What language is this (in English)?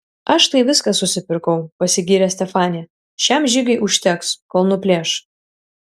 Lithuanian